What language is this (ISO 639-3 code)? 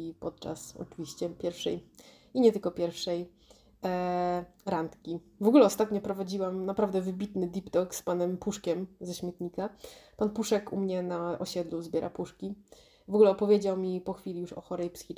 pol